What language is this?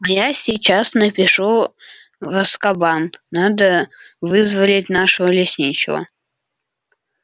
Russian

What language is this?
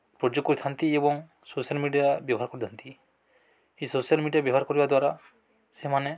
Odia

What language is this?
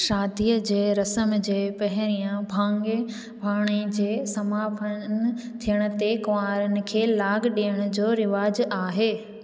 Sindhi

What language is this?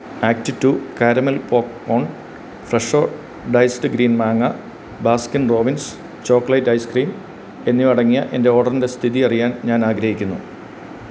Malayalam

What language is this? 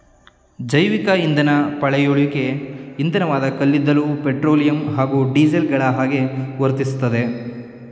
Kannada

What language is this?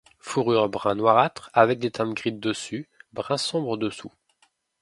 French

